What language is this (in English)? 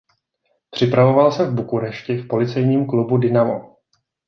Czech